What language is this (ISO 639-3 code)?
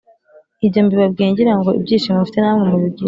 kin